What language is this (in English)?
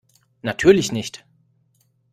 German